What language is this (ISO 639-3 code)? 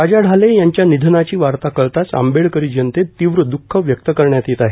mar